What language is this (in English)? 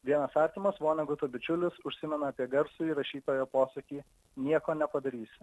Lithuanian